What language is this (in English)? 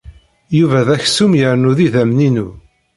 Kabyle